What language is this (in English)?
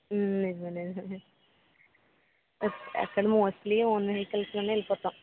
Telugu